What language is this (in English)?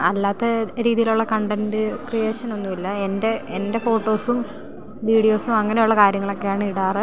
Malayalam